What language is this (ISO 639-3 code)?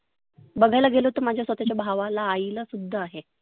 mar